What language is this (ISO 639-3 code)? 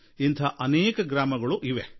kan